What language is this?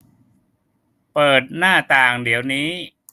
Thai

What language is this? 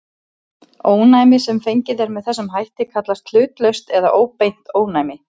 Icelandic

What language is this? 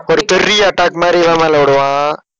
Tamil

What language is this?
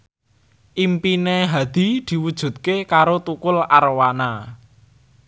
Javanese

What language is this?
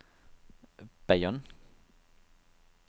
Danish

